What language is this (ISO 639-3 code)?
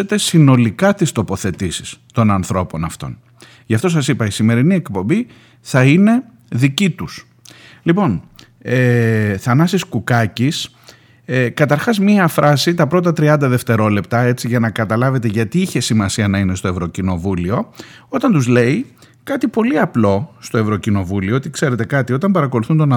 ell